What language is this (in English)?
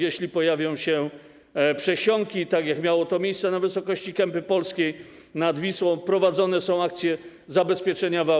Polish